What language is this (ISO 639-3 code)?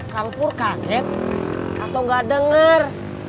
ind